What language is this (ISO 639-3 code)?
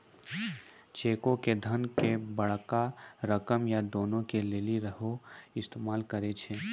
mai